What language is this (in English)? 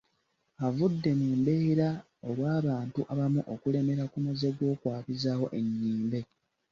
Ganda